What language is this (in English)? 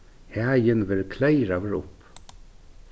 Faroese